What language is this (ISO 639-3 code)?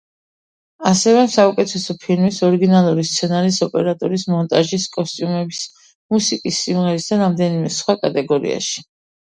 kat